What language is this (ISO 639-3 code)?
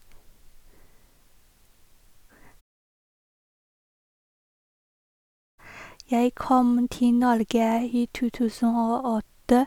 nor